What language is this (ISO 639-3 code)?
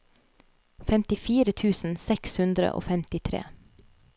nor